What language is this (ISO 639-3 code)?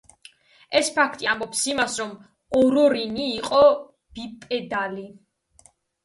kat